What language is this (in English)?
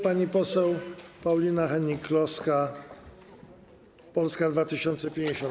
Polish